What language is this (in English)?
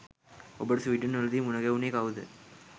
Sinhala